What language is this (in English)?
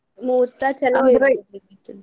Kannada